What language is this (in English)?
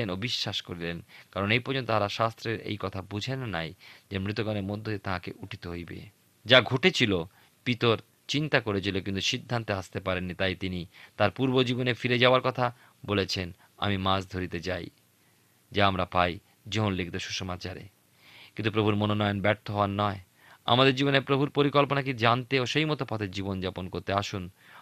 Bangla